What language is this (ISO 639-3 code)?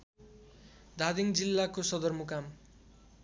nep